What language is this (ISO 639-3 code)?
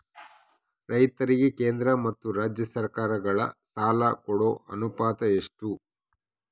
kan